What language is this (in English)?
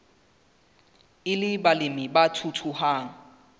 Southern Sotho